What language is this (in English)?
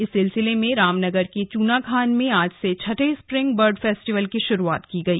Hindi